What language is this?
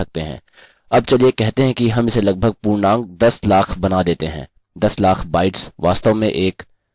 Hindi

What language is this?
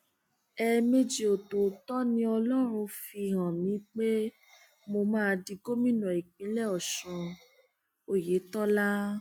Yoruba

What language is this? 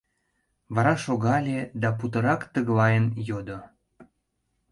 Mari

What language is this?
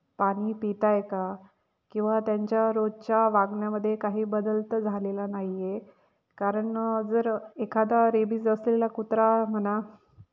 Marathi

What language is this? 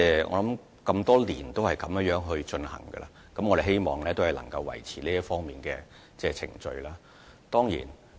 Cantonese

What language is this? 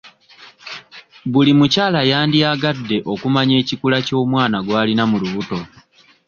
Ganda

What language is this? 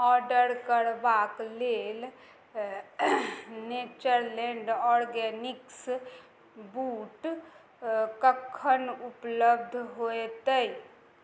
Maithili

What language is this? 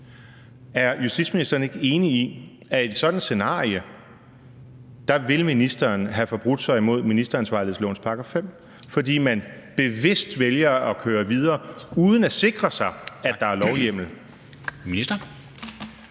Danish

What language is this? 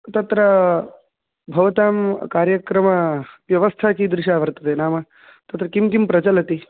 Sanskrit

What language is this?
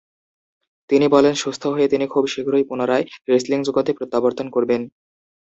Bangla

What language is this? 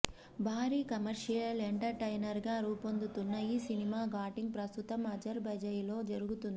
Telugu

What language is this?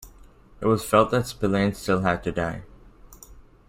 English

